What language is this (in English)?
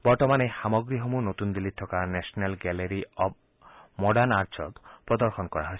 Assamese